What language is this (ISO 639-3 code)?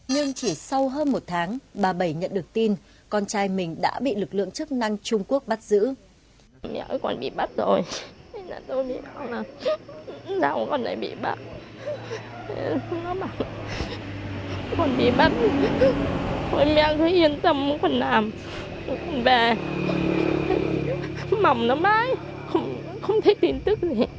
vie